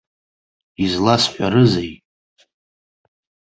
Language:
Abkhazian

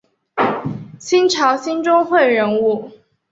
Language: Chinese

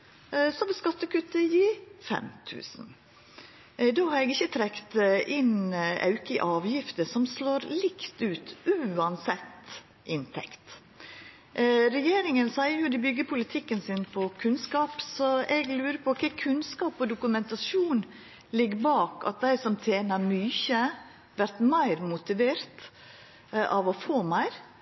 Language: Norwegian Nynorsk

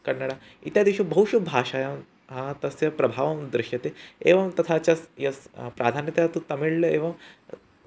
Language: Sanskrit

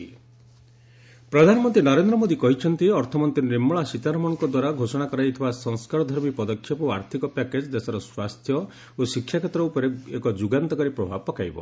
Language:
Odia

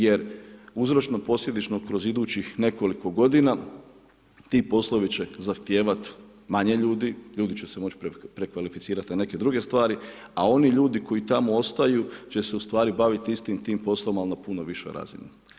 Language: Croatian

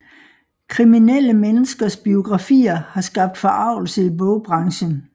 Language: Danish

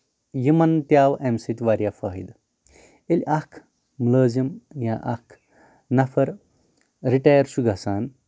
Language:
Kashmiri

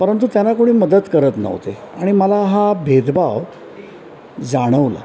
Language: Marathi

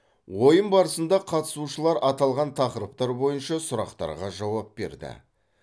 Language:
Kazakh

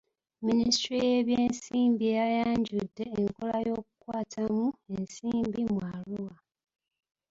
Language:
Ganda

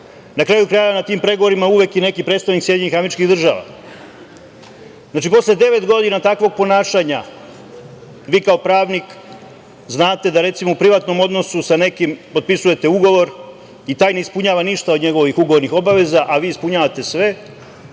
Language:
Serbian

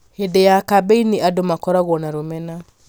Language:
Kikuyu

